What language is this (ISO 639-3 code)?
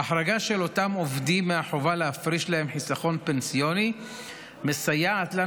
heb